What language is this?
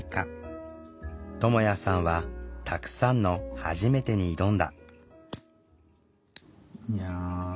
Japanese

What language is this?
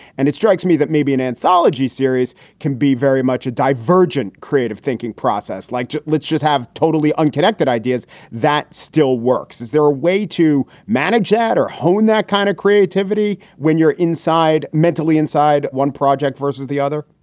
English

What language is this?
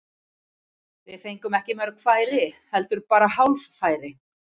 Icelandic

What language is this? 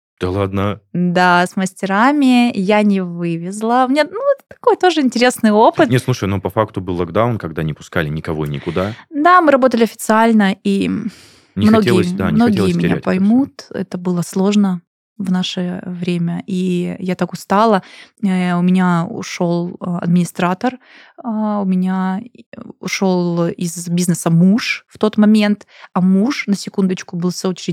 Russian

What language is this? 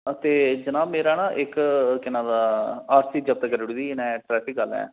Dogri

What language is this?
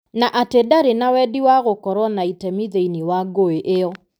Kikuyu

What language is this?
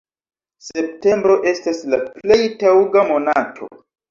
Esperanto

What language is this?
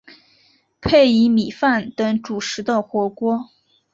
Chinese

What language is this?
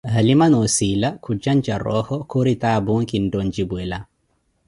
Koti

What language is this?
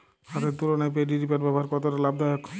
Bangla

